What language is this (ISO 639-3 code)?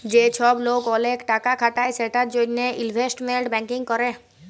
ben